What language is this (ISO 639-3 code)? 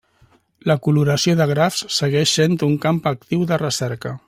cat